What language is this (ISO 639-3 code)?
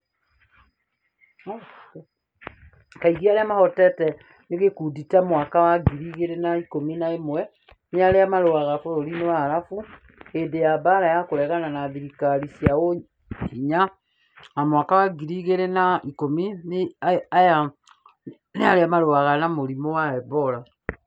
kik